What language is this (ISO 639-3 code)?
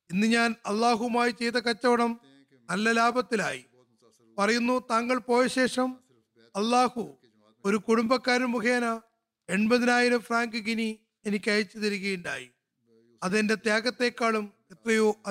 mal